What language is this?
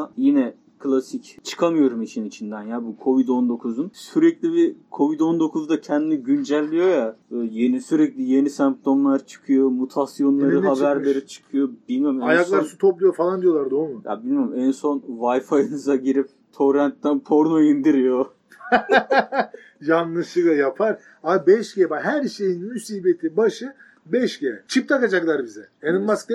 Turkish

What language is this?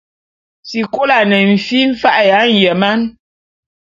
Bulu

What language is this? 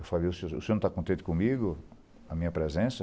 Portuguese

